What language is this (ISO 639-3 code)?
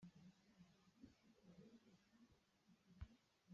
cnh